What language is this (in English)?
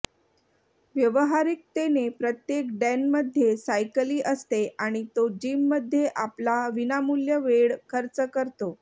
Marathi